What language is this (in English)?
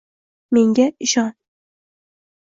Uzbek